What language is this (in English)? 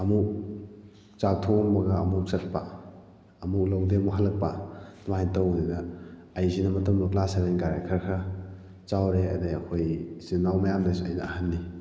Manipuri